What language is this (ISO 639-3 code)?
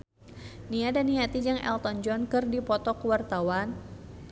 sun